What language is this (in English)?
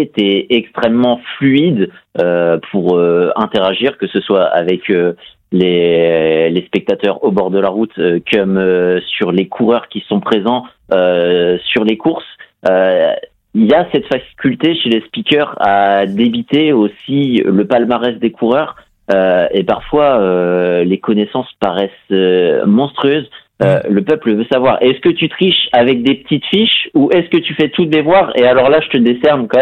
French